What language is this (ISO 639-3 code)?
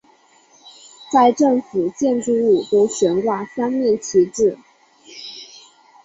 zho